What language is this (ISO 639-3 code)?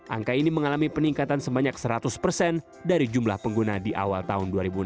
ind